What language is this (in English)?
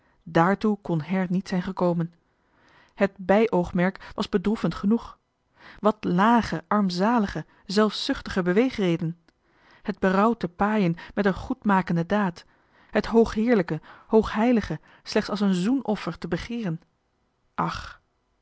Dutch